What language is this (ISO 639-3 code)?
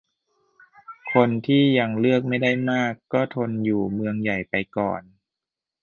tha